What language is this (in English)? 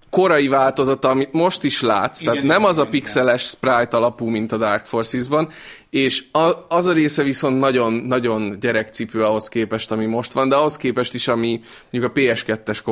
Hungarian